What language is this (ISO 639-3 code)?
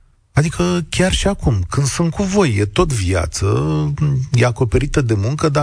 ron